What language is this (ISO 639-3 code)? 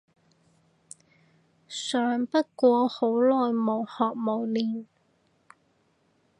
yue